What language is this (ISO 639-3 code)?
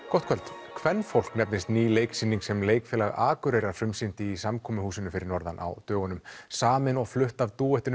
isl